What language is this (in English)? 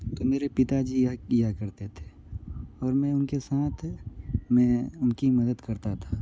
Hindi